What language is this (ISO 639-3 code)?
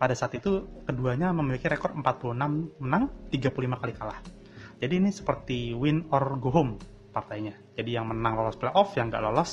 ind